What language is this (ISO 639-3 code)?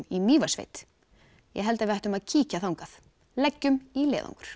isl